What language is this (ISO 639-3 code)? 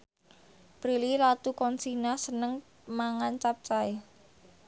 jav